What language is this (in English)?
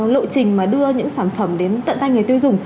Vietnamese